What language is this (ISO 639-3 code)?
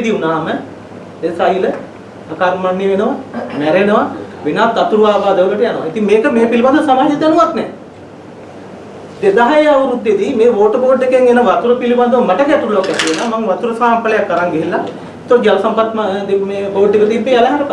sin